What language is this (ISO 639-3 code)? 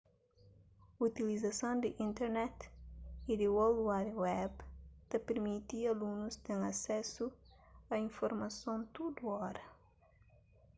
kea